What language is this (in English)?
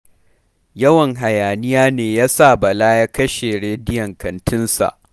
Hausa